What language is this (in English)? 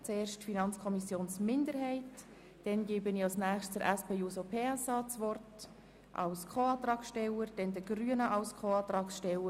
Swiss German